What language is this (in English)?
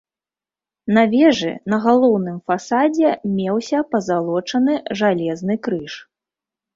Belarusian